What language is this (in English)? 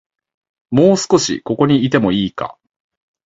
Japanese